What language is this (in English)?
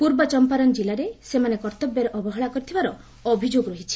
Odia